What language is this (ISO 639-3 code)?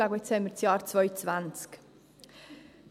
gsw